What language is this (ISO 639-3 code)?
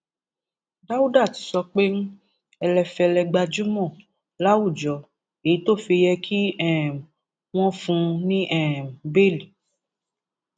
yor